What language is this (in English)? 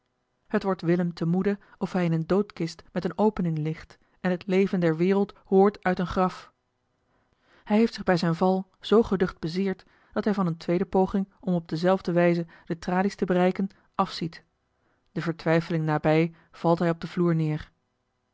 Dutch